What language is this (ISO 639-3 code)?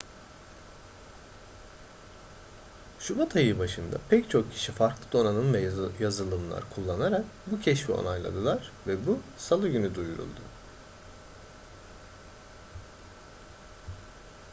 tur